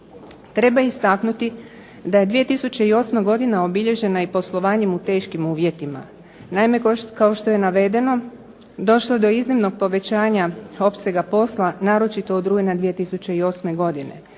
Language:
Croatian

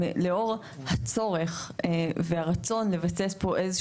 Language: Hebrew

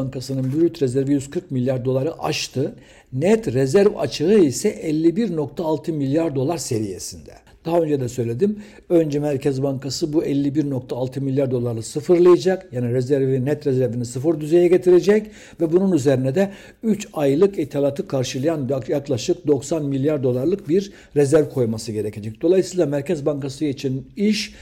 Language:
Turkish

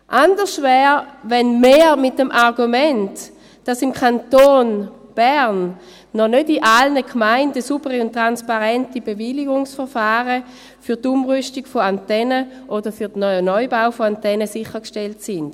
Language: Swiss German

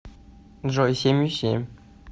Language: Russian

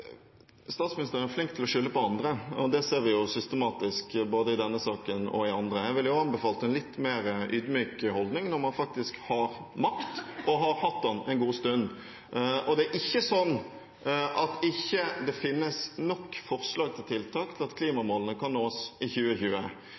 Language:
Norwegian Bokmål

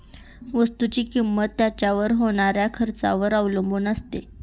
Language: Marathi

